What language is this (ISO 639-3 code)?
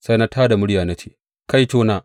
hau